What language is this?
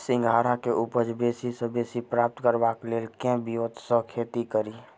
Maithili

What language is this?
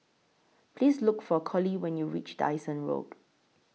English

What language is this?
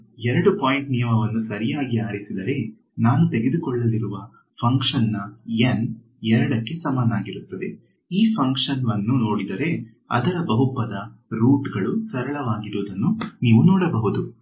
Kannada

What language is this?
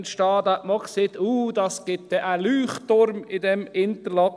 Swiss German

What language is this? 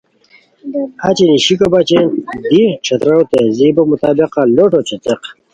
Khowar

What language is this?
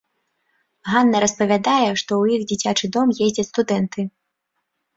Belarusian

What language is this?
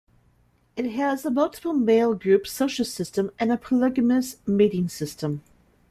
English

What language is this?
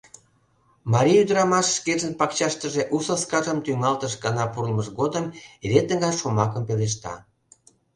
Mari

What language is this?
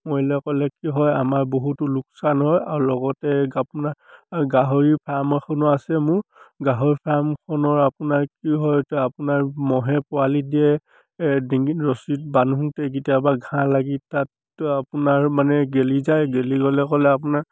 Assamese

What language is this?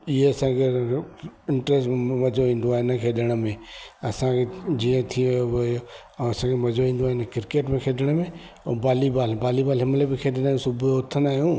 Sindhi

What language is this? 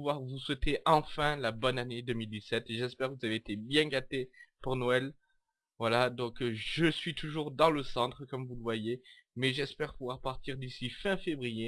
French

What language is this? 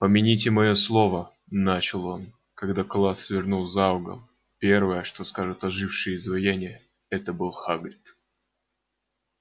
Russian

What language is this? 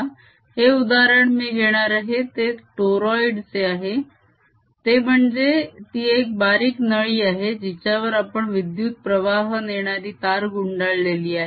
Marathi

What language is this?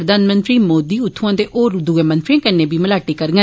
Dogri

